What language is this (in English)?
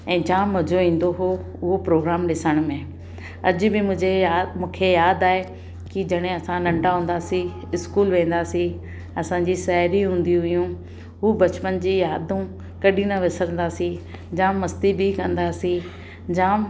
Sindhi